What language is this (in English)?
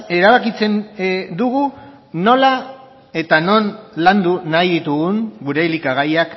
Basque